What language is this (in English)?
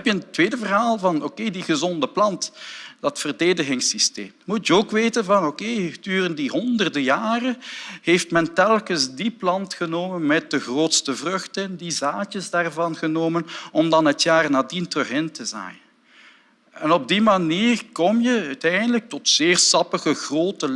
Dutch